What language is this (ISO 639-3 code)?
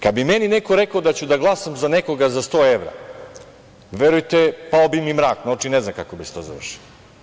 srp